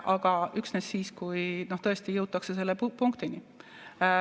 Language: Estonian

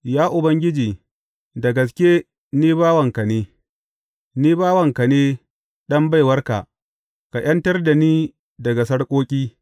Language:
Hausa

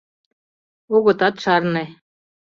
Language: Mari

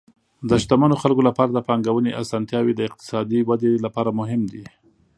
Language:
Pashto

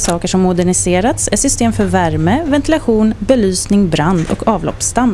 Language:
Swedish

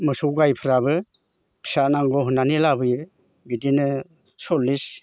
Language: Bodo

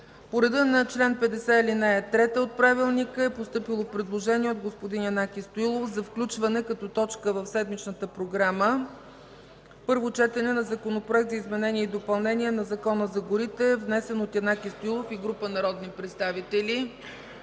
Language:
Bulgarian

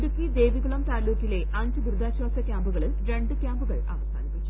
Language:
Malayalam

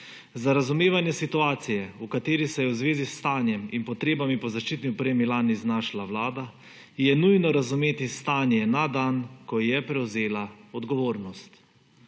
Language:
Slovenian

